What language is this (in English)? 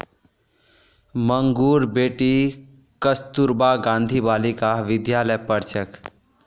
Magahi